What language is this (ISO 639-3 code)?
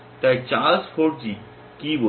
ben